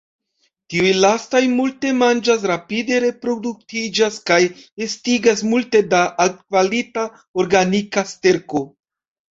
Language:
Esperanto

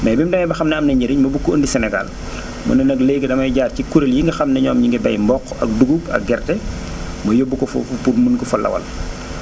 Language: Wolof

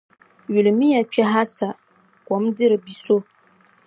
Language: Dagbani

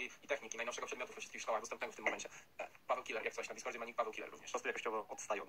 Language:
Polish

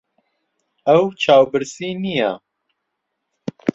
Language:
Central Kurdish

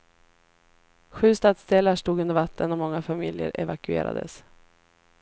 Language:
Swedish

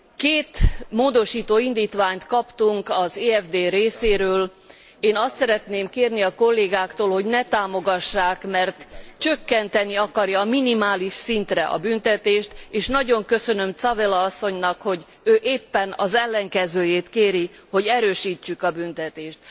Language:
Hungarian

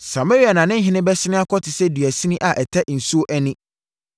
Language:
Akan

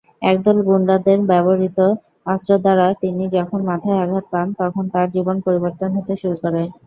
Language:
Bangla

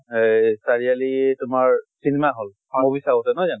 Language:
Assamese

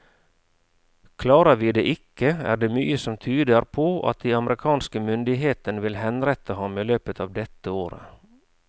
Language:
Norwegian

